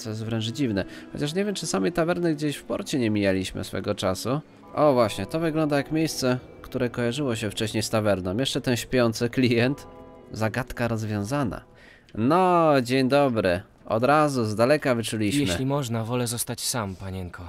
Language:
Polish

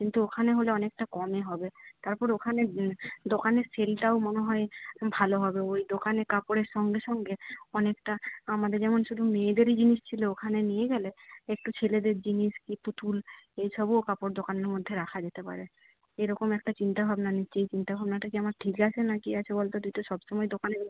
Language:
Bangla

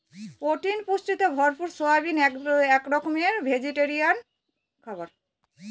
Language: Bangla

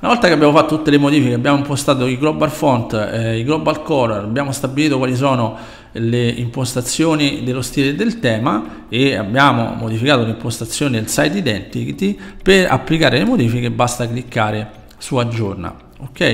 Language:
Italian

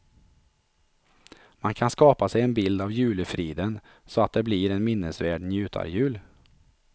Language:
Swedish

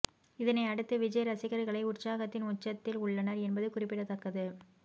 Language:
Tamil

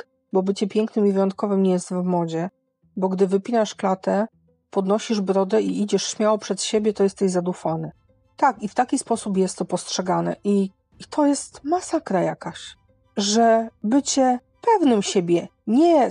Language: Polish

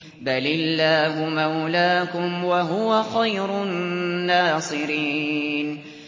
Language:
Arabic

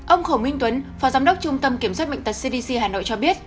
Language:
Vietnamese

